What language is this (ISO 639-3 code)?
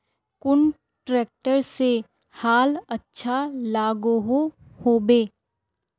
mag